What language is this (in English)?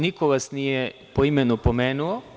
Serbian